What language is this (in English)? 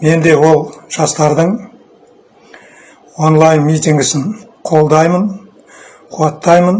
Kazakh